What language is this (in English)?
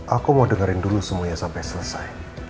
Indonesian